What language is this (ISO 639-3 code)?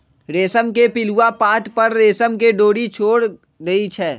mag